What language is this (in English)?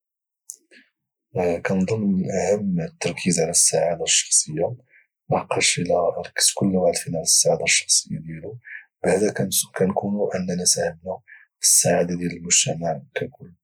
Moroccan Arabic